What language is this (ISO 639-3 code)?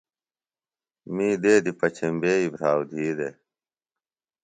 phl